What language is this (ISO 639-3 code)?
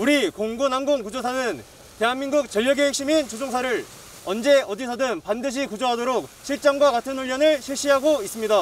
kor